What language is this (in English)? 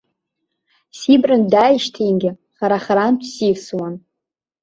Abkhazian